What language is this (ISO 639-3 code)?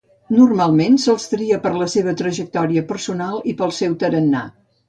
cat